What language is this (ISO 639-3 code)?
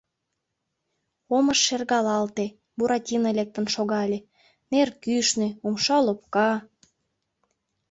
chm